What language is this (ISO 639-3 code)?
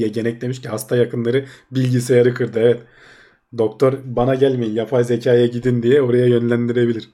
tur